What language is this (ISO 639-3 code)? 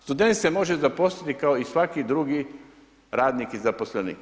hrv